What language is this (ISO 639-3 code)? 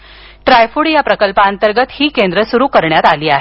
mar